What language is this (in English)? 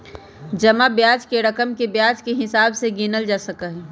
Magahi